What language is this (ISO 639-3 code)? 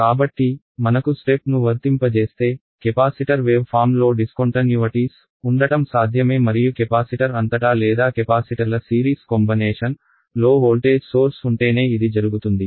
tel